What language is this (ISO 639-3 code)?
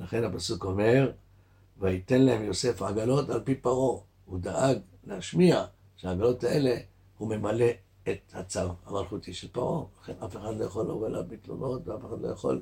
heb